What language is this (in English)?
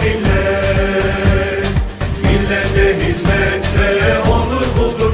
Turkish